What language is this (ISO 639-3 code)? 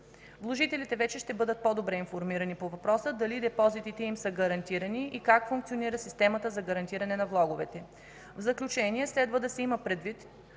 bul